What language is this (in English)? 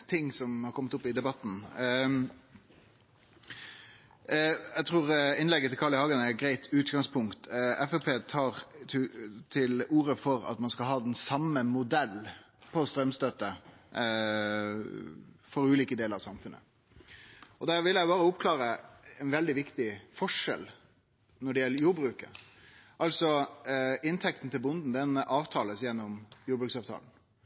Norwegian Nynorsk